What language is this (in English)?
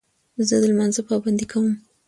Pashto